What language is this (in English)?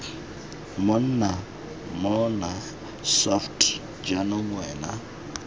Tswana